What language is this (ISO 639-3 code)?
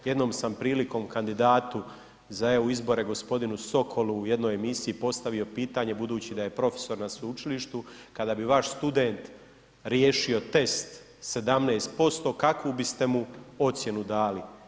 hrv